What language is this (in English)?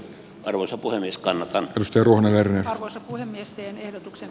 Finnish